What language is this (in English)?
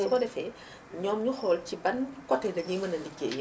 Wolof